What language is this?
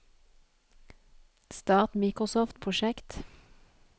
Norwegian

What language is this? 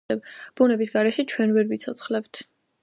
Georgian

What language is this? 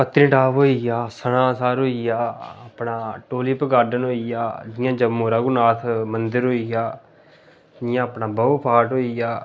Dogri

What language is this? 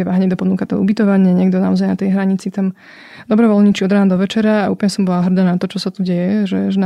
Slovak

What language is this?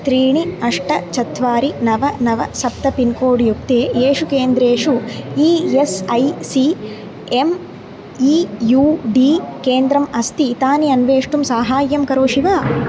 Sanskrit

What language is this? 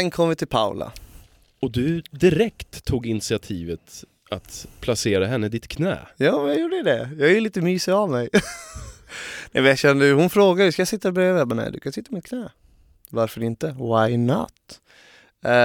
Swedish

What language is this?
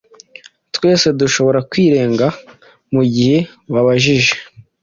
Kinyarwanda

